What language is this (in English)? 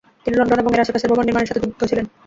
Bangla